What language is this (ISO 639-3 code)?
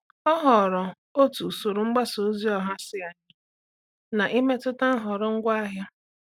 ibo